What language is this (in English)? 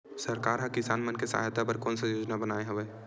Chhattisgarhi